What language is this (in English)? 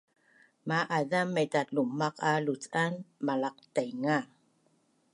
Bunun